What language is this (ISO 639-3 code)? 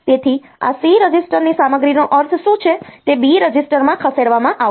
guj